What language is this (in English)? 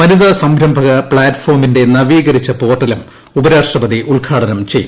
Malayalam